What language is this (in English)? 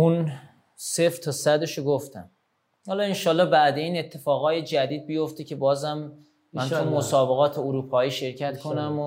Persian